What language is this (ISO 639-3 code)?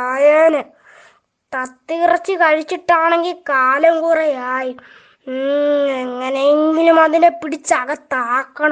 mal